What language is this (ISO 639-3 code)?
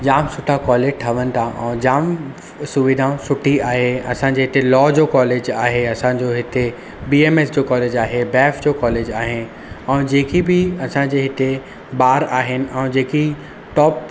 snd